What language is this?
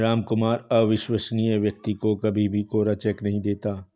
Hindi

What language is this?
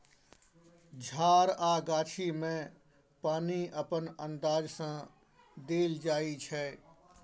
Maithili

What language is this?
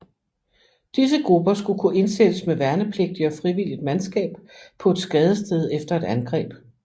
Danish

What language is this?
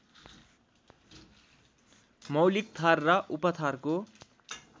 Nepali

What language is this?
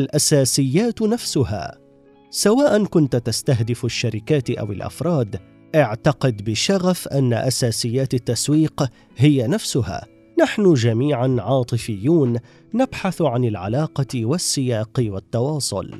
Arabic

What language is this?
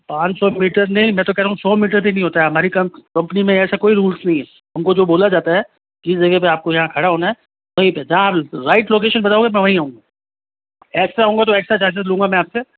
Hindi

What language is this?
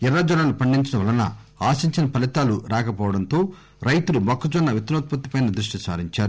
Telugu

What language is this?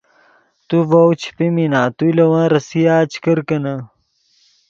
Yidgha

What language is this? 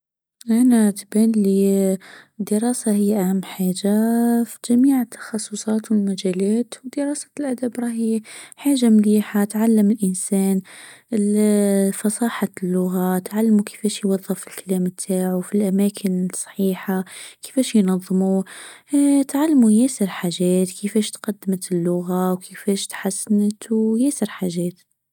Tunisian Arabic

